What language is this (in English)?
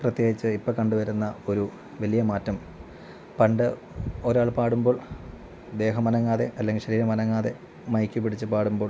Malayalam